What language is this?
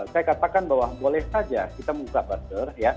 Indonesian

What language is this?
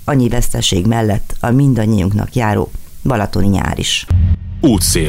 Hungarian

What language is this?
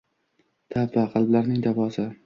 Uzbek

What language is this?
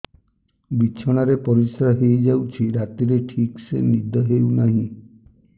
Odia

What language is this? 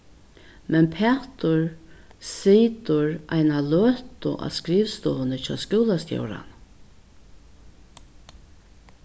Faroese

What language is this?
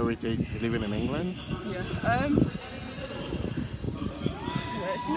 English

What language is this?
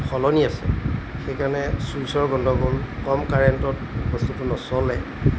Assamese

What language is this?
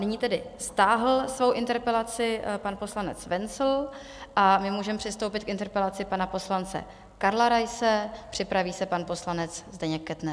Czech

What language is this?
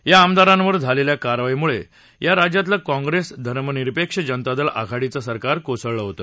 Marathi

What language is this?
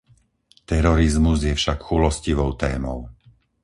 Slovak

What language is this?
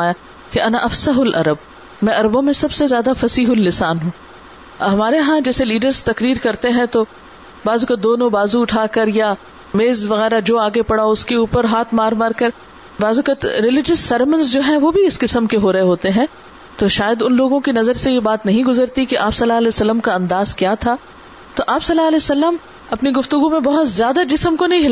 Urdu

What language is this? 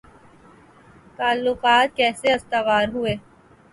Urdu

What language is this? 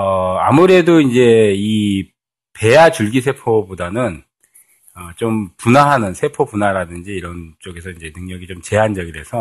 Korean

